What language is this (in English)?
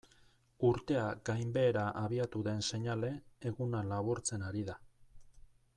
Basque